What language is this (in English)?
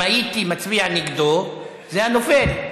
Hebrew